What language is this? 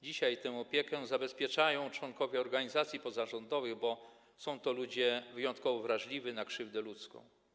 Polish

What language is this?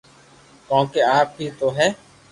Loarki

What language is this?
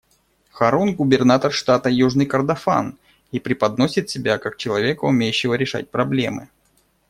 Russian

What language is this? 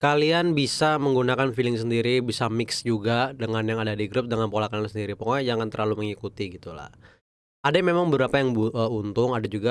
Indonesian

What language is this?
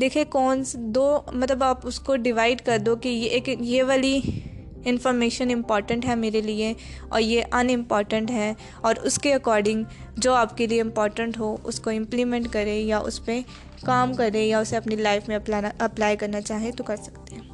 Urdu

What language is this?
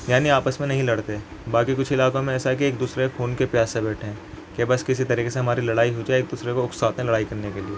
Urdu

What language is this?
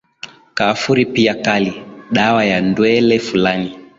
Swahili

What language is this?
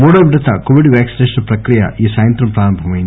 Telugu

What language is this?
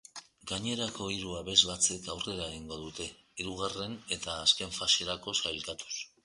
Basque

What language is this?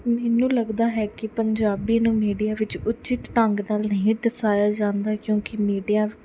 Punjabi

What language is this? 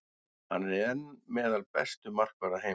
Icelandic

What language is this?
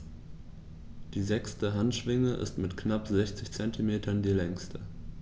German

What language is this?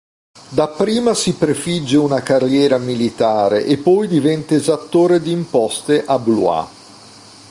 Italian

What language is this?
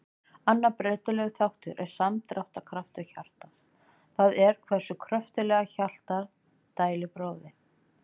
Icelandic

